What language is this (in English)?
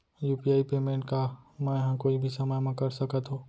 Chhattisgarhi